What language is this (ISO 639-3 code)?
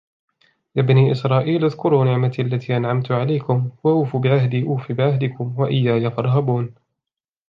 ara